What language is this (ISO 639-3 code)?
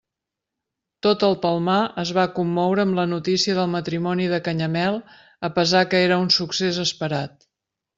cat